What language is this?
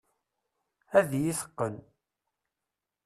Kabyle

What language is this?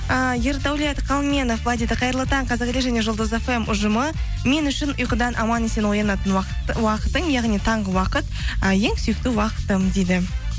Kazakh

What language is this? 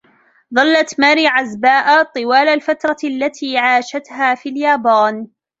Arabic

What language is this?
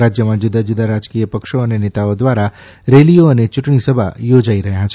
Gujarati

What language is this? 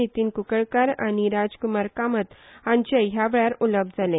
Konkani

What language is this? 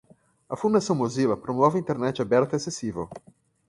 Portuguese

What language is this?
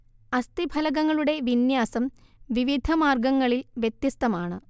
Malayalam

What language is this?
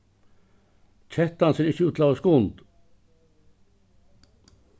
Faroese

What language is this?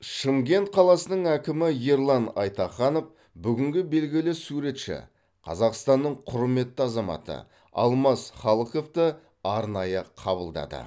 Kazakh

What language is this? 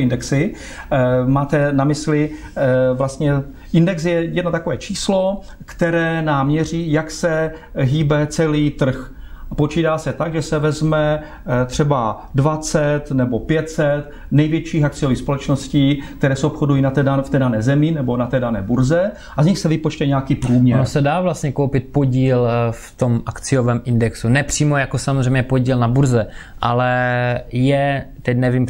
Czech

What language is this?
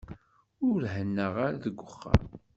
Kabyle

